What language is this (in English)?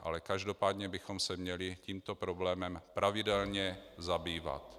Czech